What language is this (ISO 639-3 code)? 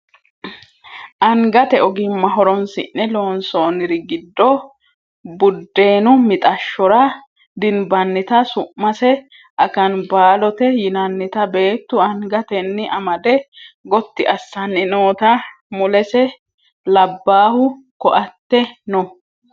sid